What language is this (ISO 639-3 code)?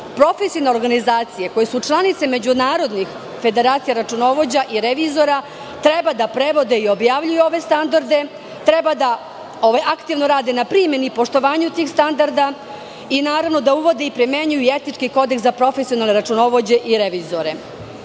srp